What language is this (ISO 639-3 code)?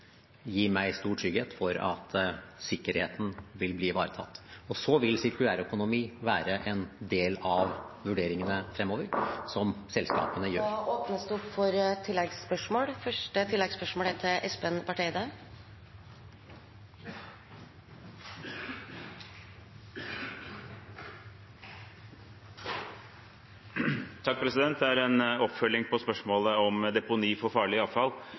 nor